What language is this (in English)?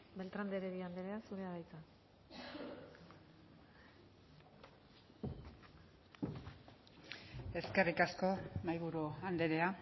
Basque